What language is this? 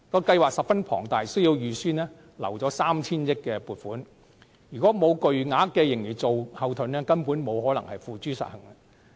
Cantonese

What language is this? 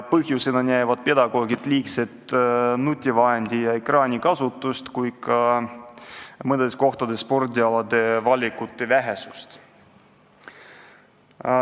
Estonian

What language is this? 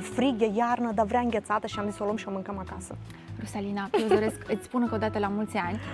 Romanian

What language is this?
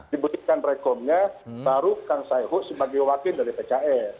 Indonesian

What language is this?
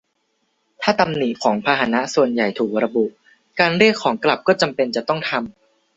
Thai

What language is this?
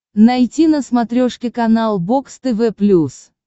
Russian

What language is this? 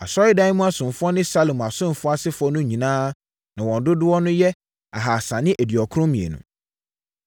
Akan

